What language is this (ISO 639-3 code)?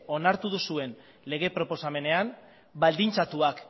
eus